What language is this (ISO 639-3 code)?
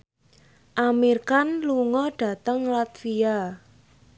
jav